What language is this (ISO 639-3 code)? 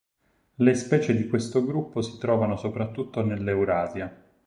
ita